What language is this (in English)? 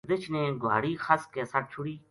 Gujari